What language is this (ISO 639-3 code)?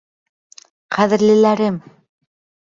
bak